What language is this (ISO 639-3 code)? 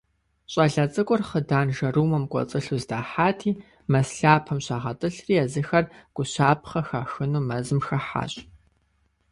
kbd